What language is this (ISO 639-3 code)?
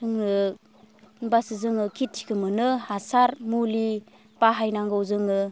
brx